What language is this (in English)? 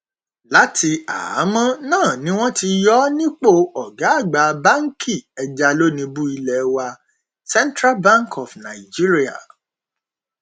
Yoruba